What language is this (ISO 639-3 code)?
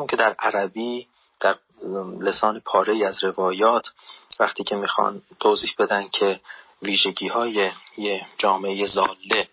fas